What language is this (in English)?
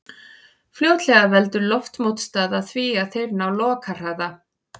Icelandic